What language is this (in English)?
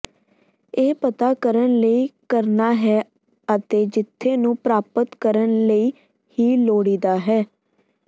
Punjabi